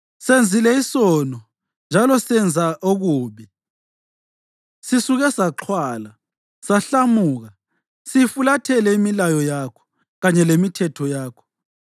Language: North Ndebele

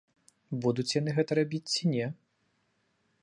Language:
Belarusian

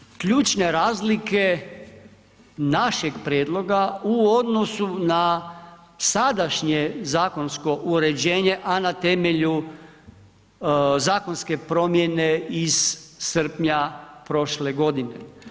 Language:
Croatian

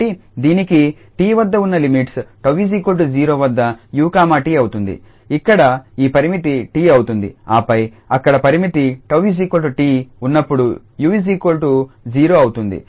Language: Telugu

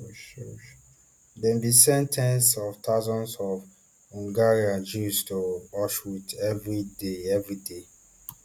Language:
Nigerian Pidgin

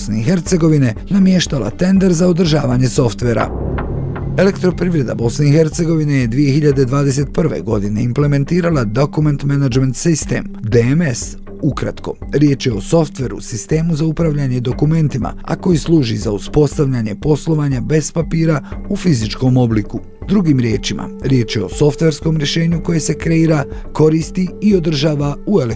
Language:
Croatian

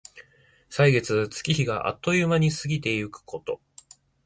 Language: Japanese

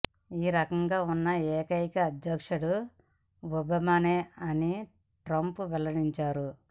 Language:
Telugu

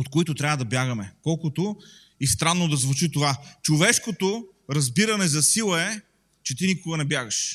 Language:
Bulgarian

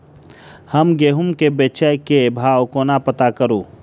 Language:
Maithili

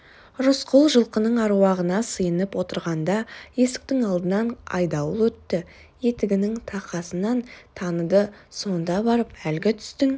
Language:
Kazakh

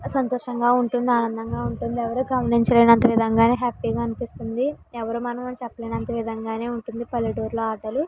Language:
Telugu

